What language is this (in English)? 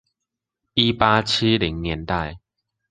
Chinese